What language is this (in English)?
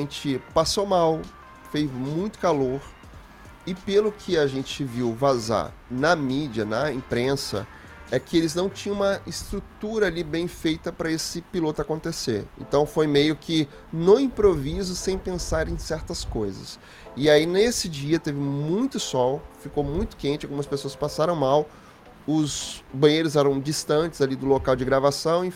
Portuguese